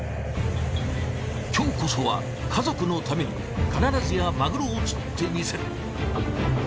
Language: Japanese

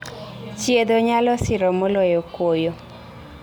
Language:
Luo (Kenya and Tanzania)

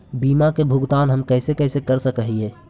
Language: Magahi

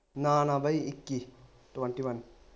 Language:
Punjabi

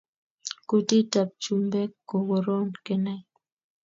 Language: Kalenjin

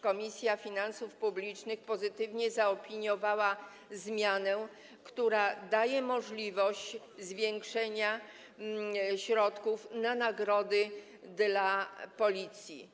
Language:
Polish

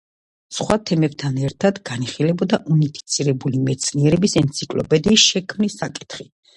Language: Georgian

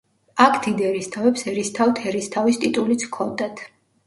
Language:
Georgian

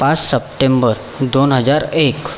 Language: Marathi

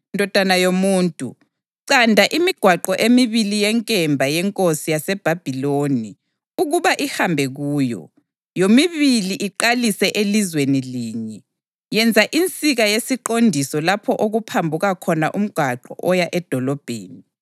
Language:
North Ndebele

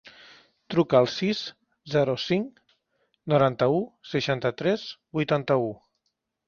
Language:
Catalan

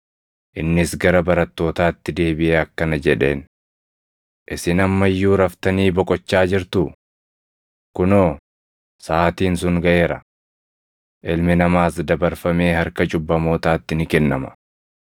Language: Oromo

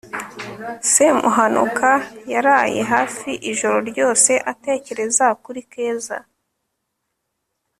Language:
Kinyarwanda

